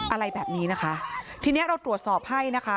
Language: Thai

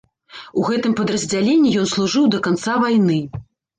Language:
Belarusian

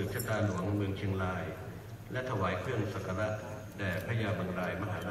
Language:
Thai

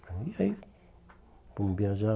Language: Portuguese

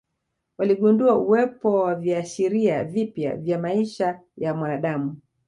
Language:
Swahili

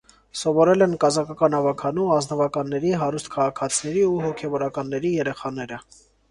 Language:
Armenian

